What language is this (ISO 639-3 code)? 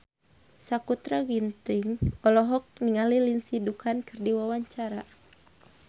sun